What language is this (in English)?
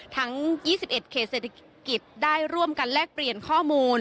Thai